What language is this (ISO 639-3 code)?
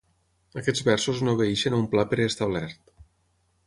cat